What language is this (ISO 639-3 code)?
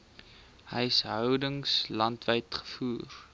afr